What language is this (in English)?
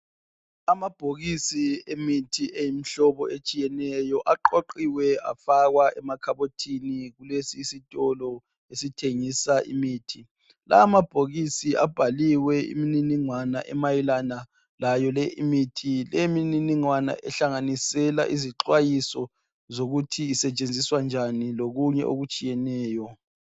North Ndebele